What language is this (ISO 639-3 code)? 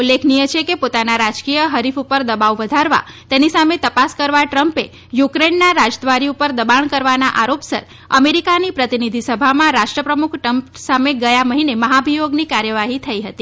guj